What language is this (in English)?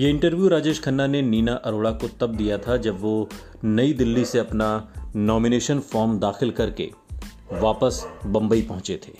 Hindi